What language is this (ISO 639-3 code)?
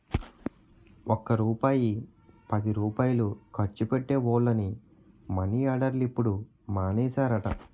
tel